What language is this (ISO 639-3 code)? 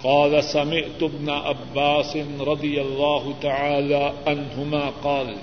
urd